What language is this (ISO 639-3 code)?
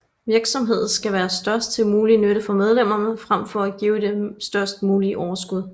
dan